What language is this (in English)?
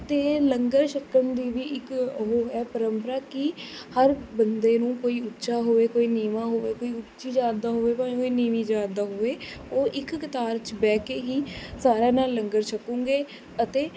Punjabi